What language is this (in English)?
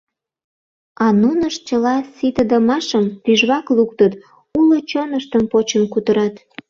Mari